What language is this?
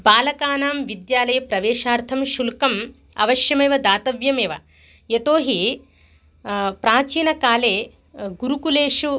Sanskrit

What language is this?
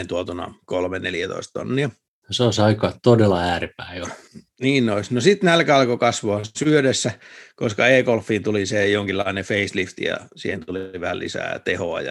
Finnish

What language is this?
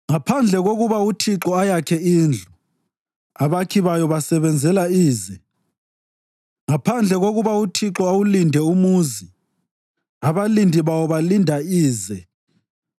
North Ndebele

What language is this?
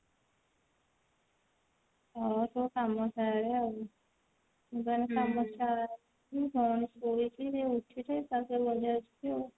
Odia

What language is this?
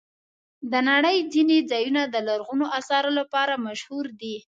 Pashto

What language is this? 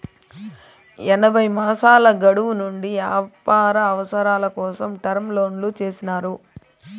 Telugu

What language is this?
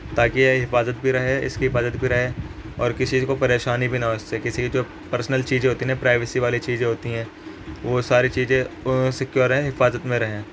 Urdu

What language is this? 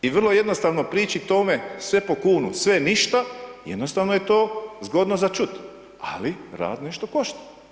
Croatian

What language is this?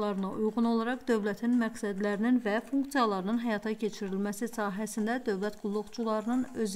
Turkish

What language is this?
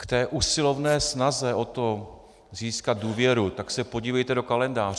Czech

